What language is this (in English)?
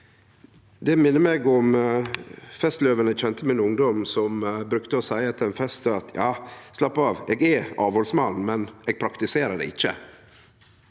Norwegian